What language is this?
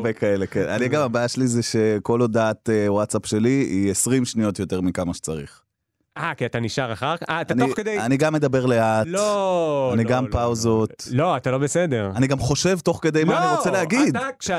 Hebrew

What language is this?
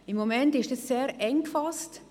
Swiss German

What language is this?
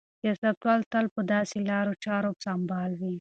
Pashto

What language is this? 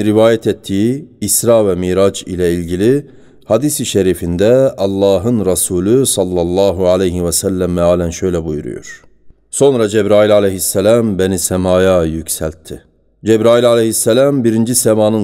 Turkish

